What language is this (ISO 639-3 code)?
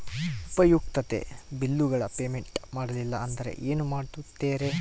kan